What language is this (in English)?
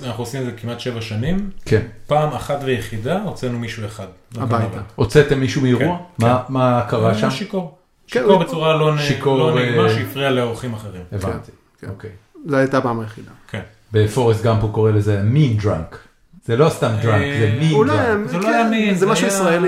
Hebrew